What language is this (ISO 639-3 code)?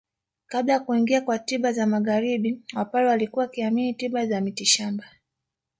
swa